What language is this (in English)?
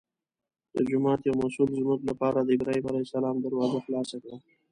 Pashto